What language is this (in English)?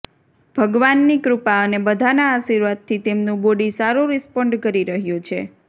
Gujarati